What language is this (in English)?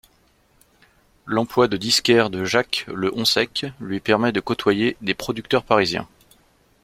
French